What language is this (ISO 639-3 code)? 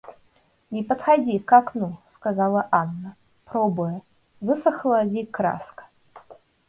rus